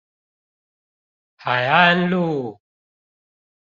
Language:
Chinese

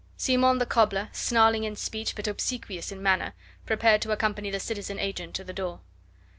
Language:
English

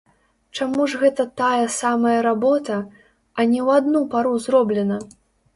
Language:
Belarusian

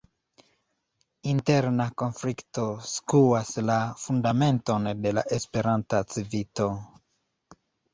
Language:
Esperanto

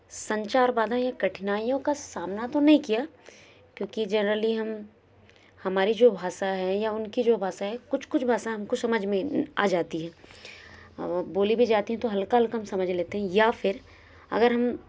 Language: Hindi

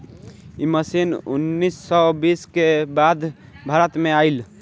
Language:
Bhojpuri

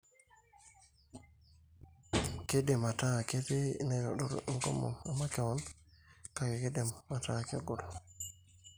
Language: Masai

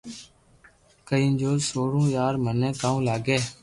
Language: Loarki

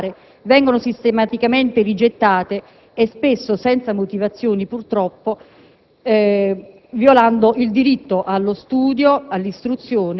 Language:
Italian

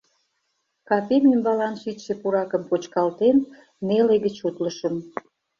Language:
Mari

